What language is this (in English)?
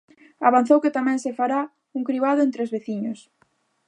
Galician